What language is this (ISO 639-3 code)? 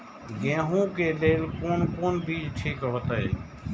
mai